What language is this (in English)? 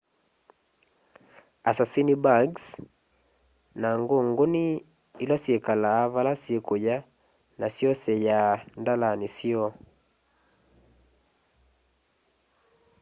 Kamba